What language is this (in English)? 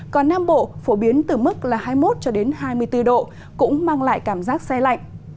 Vietnamese